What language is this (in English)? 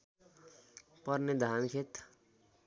Nepali